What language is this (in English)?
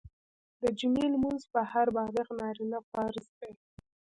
Pashto